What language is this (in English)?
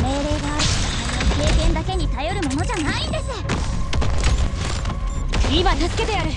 Japanese